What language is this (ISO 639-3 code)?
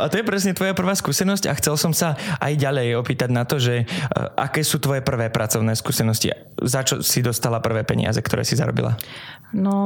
slk